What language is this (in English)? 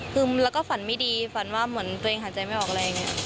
Thai